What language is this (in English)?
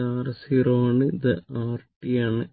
Malayalam